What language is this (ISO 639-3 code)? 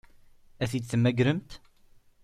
kab